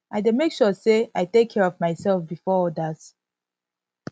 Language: Nigerian Pidgin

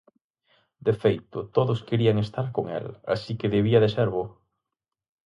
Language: Galician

